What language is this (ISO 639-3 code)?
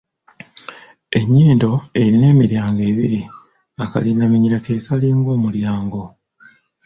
lug